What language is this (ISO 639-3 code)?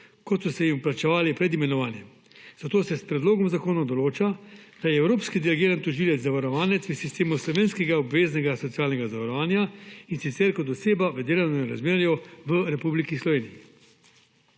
slv